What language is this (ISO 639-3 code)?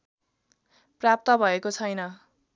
nep